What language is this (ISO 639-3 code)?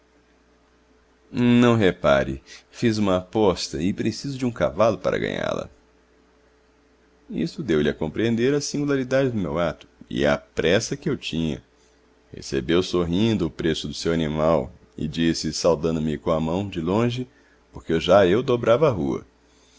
por